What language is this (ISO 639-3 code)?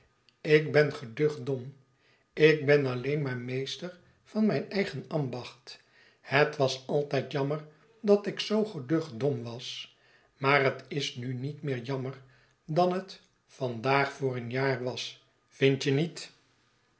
nld